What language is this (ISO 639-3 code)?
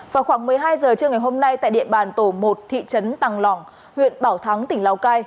vie